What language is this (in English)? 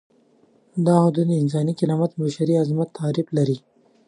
Pashto